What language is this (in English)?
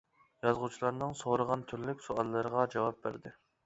Uyghur